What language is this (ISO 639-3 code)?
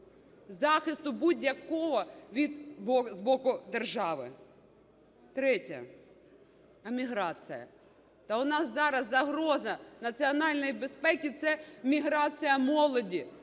ukr